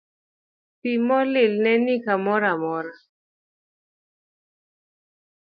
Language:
Luo (Kenya and Tanzania)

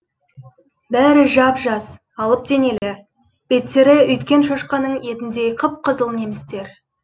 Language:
Kazakh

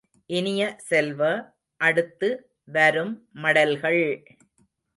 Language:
Tamil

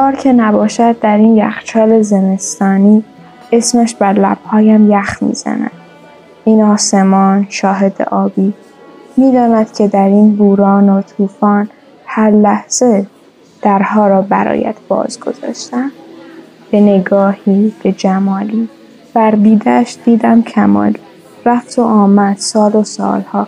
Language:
Persian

